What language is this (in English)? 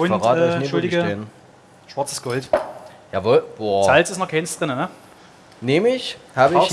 German